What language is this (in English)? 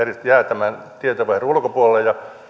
Finnish